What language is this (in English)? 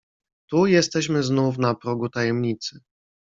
Polish